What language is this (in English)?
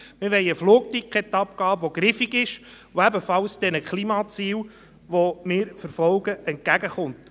Swiss German